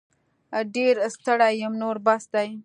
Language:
Pashto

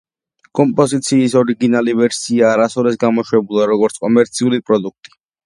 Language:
Georgian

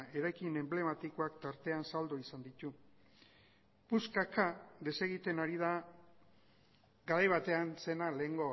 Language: Basque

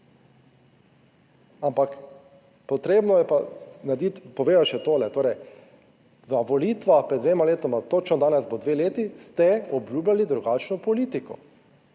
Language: Slovenian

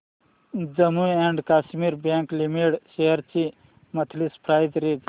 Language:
Marathi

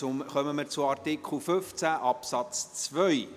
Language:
Swiss German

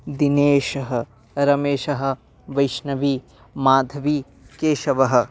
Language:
Sanskrit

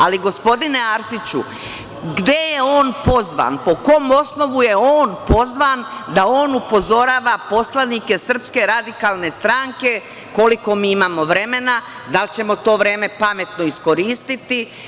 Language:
Serbian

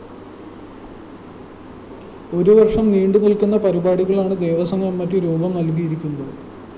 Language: Malayalam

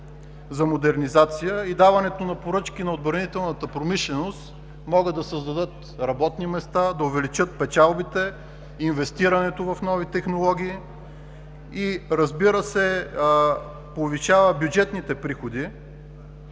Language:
Bulgarian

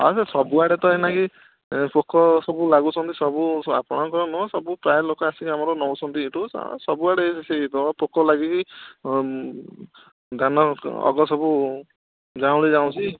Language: Odia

